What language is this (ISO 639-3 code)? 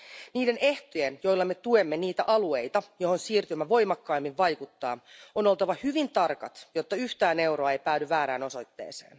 fin